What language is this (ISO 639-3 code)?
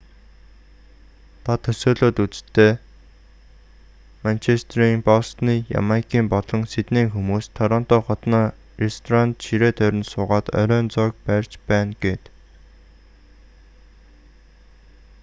mon